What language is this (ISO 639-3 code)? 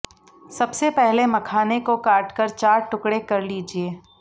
hin